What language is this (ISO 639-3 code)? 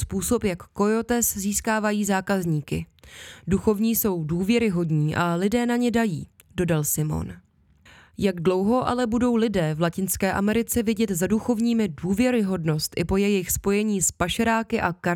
ces